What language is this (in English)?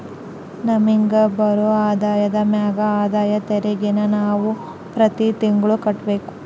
Kannada